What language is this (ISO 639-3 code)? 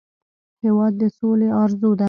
pus